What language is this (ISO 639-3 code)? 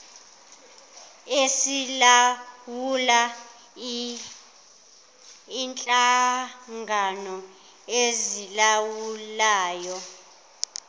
zul